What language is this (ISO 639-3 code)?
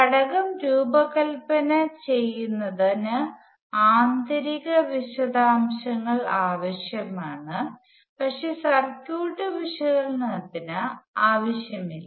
mal